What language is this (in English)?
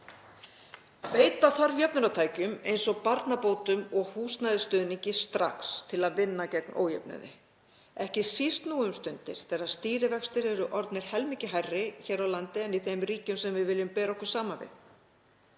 Icelandic